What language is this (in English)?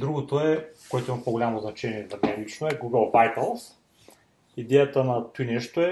Bulgarian